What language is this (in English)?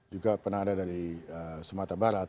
Indonesian